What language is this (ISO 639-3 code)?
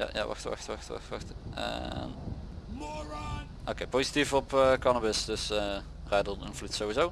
nld